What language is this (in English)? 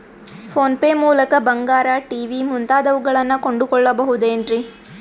Kannada